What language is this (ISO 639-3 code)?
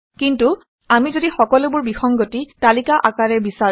asm